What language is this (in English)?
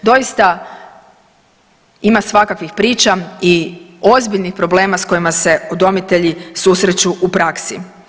Croatian